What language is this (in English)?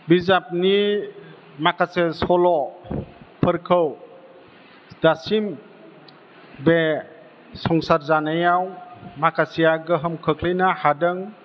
Bodo